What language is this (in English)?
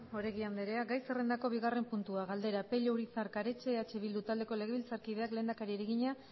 Basque